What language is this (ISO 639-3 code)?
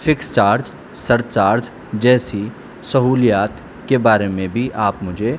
urd